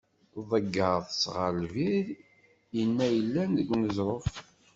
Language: Kabyle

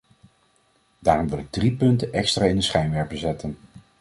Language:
Dutch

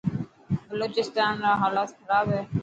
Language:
Dhatki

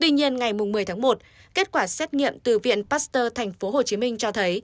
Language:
Vietnamese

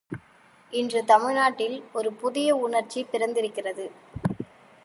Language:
Tamil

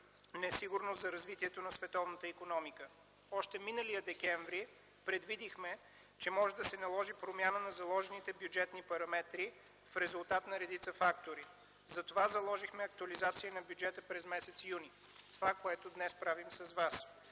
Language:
Bulgarian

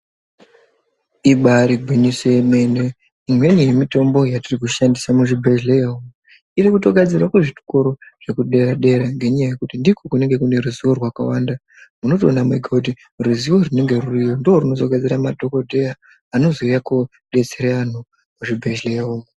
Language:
Ndau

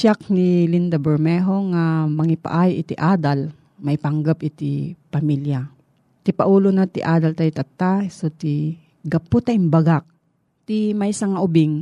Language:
Filipino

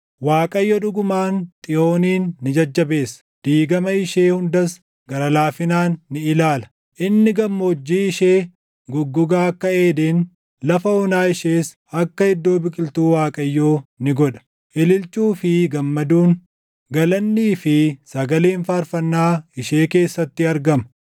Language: Oromo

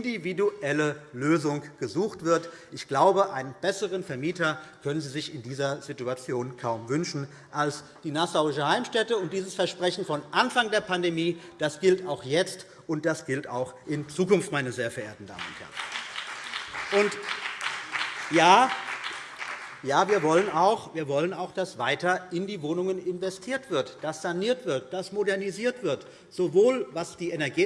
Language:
German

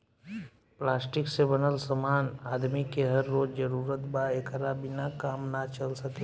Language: Bhojpuri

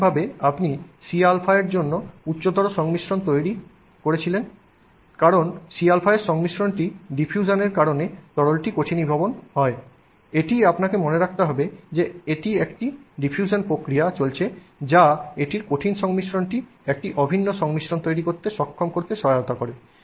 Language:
Bangla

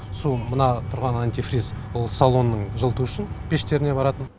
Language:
Kazakh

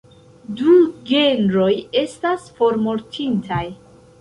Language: Esperanto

